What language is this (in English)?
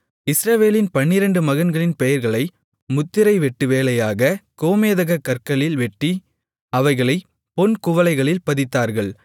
Tamil